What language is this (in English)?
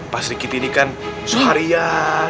Indonesian